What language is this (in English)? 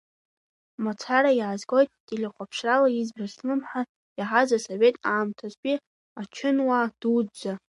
Abkhazian